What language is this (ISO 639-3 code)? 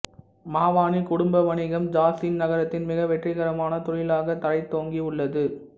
tam